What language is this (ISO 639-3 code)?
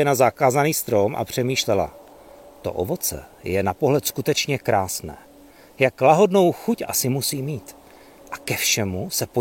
ces